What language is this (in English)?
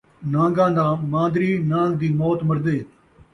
Saraiki